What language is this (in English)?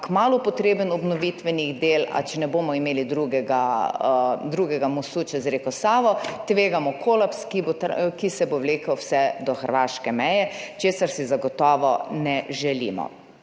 Slovenian